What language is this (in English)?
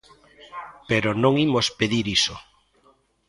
Galician